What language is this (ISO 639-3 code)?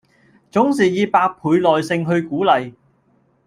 yue